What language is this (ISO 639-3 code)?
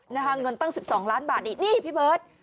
tha